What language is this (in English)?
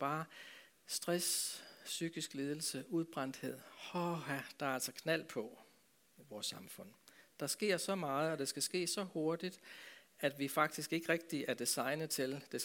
Danish